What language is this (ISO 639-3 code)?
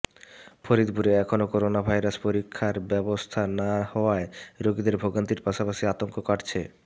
ben